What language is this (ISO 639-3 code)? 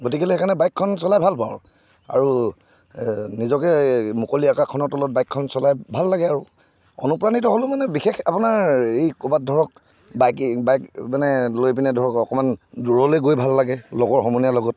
asm